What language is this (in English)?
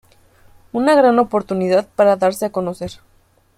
Spanish